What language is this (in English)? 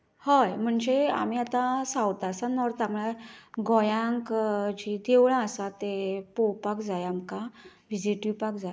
Konkani